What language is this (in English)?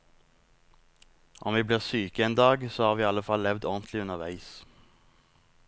Norwegian